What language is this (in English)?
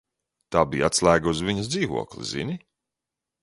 Latvian